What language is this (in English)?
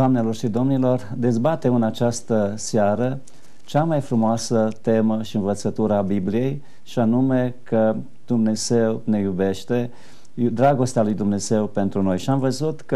Romanian